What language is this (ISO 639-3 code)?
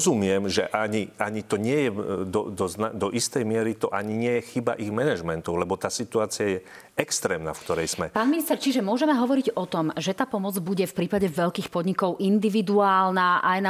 slk